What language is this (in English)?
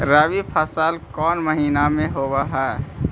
Magahi